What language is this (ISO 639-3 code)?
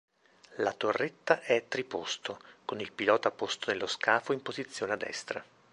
ita